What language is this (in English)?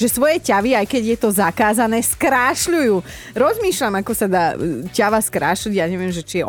Slovak